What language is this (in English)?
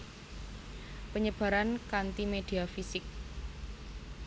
Javanese